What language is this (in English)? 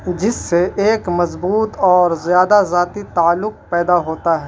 Urdu